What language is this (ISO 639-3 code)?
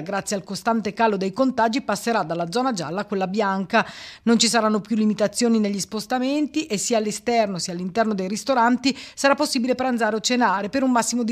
ita